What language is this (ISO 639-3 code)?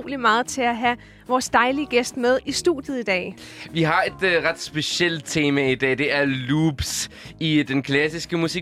dan